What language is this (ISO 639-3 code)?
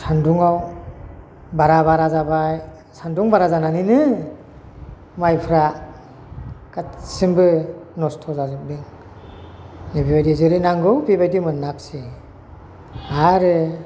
brx